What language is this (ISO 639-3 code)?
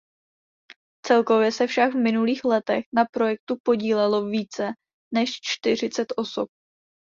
ces